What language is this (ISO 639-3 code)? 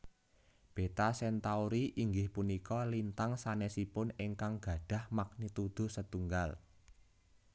jav